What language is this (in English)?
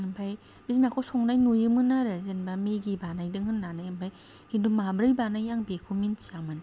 Bodo